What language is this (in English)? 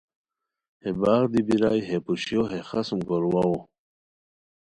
Khowar